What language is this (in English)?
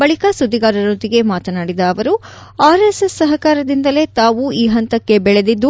Kannada